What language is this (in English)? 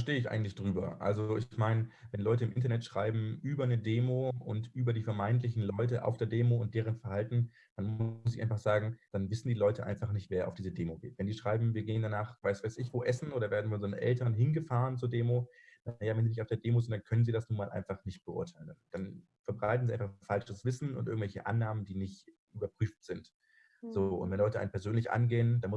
German